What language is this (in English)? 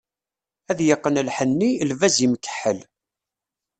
Kabyle